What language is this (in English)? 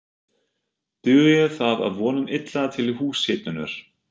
Icelandic